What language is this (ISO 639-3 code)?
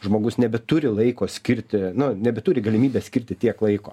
lit